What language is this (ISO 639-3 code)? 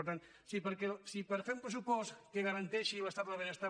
cat